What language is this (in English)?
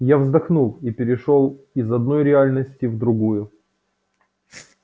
Russian